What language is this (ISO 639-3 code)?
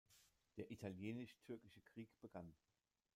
deu